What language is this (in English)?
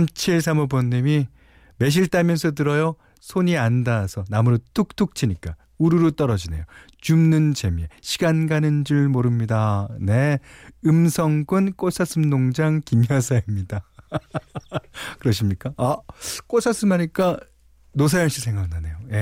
Korean